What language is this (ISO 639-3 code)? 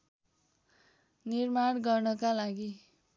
nep